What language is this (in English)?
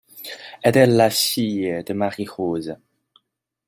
French